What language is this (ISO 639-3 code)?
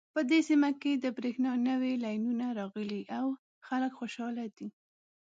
pus